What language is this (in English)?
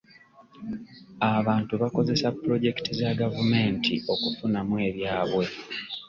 Ganda